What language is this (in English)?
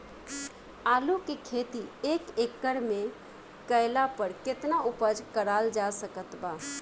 Bhojpuri